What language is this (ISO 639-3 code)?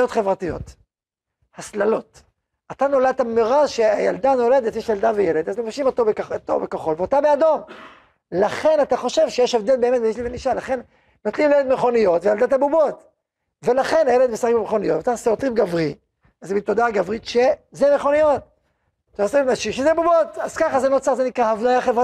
heb